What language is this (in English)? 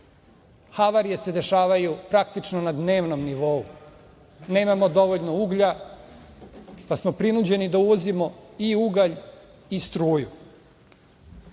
Serbian